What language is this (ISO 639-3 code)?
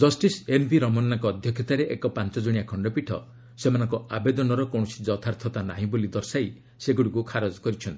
ori